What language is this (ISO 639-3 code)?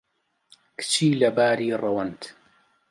ckb